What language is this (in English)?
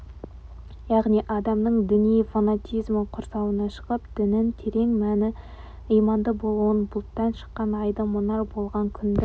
Kazakh